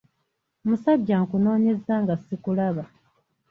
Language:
Ganda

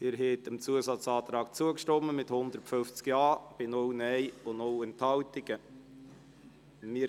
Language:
Swiss German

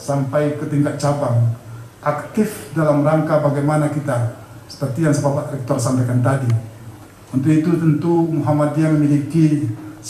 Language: Indonesian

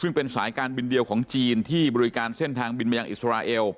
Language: Thai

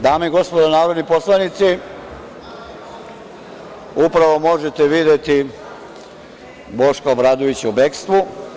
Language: Serbian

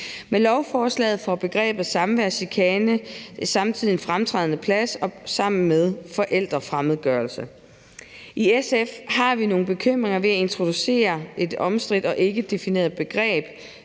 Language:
Danish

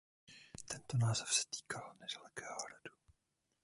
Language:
Czech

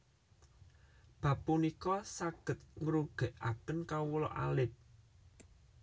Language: Javanese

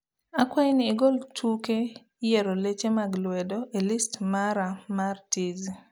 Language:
Luo (Kenya and Tanzania)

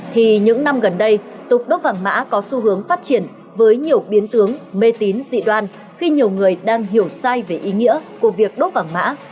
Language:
Vietnamese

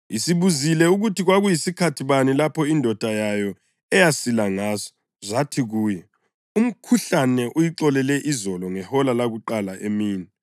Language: North Ndebele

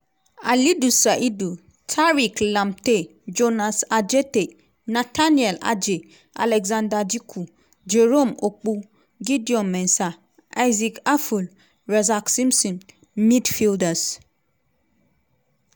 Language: Nigerian Pidgin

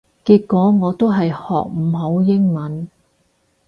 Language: Cantonese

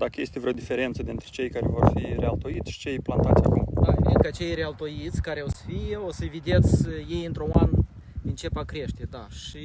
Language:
Romanian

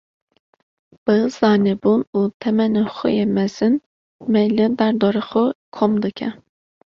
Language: Kurdish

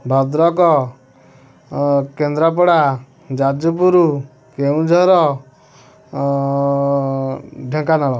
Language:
Odia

